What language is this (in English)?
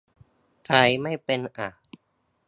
Thai